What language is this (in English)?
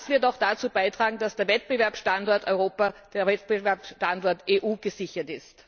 German